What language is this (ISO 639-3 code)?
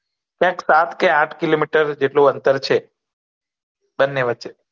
guj